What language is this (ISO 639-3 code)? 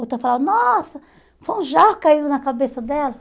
por